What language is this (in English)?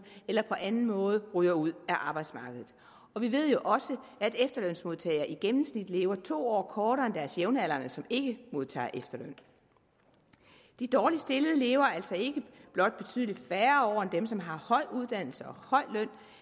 Danish